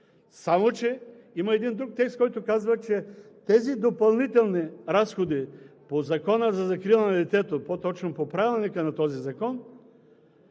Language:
Bulgarian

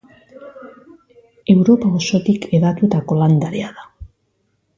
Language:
Basque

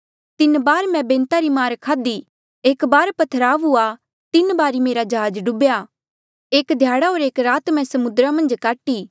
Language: Mandeali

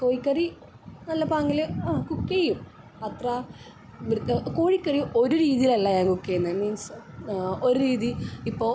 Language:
Malayalam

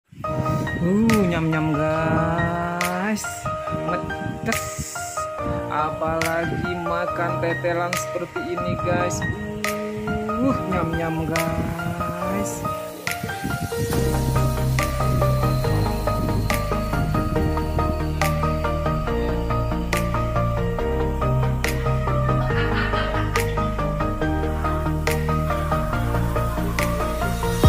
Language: Indonesian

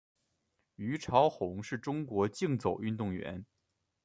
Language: Chinese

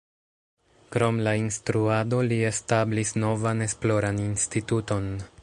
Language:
Esperanto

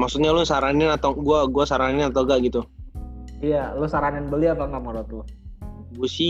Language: Indonesian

